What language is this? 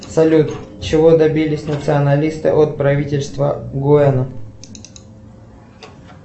Russian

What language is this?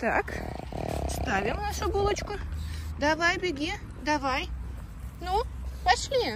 Russian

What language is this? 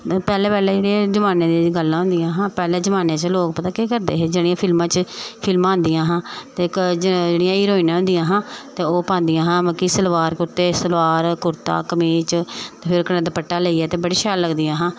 Dogri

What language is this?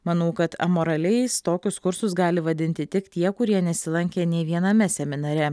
Lithuanian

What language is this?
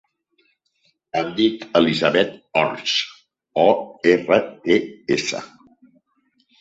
Catalan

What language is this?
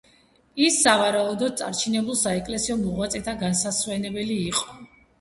Georgian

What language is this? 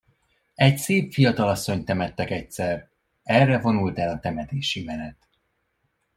Hungarian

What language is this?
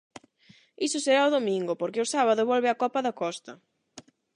Galician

